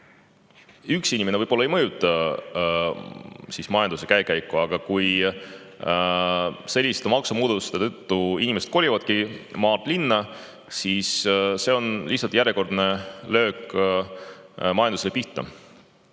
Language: Estonian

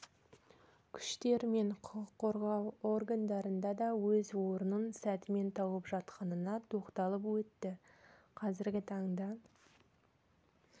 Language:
Kazakh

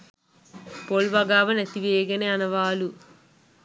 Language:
Sinhala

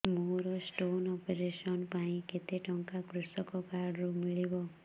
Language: Odia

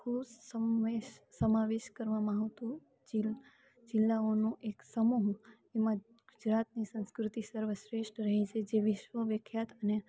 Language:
Gujarati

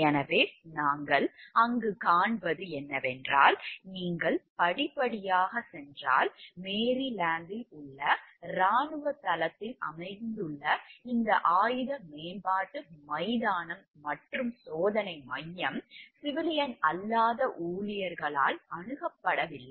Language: Tamil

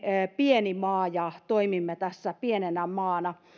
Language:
Finnish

